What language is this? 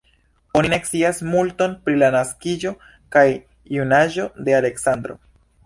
Esperanto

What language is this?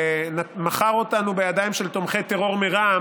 Hebrew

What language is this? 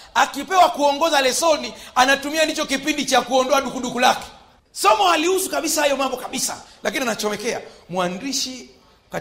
Swahili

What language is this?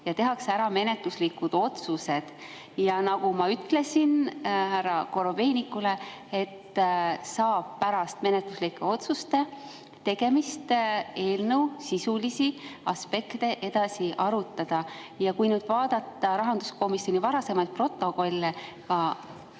Estonian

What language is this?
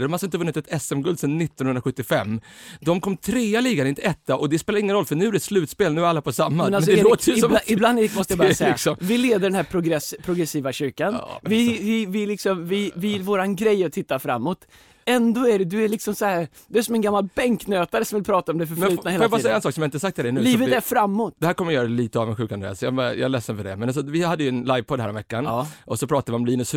Swedish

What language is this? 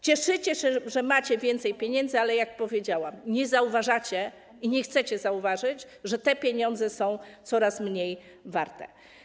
Polish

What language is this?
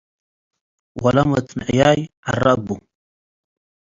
Tigre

